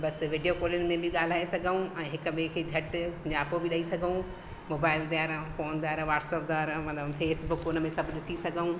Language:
Sindhi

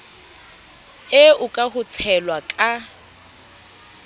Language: Southern Sotho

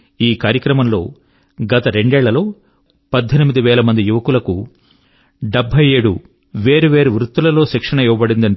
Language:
Telugu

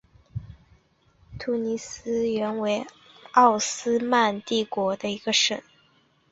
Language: Chinese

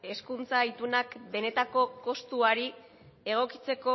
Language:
Basque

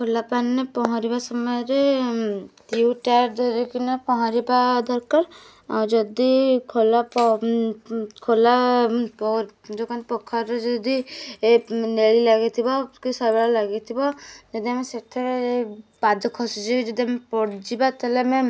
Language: Odia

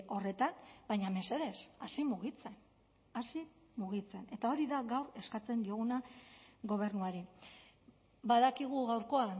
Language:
Basque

